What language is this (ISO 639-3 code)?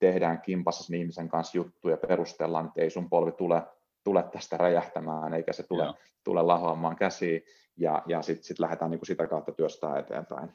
fin